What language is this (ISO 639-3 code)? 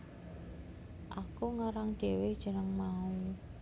jav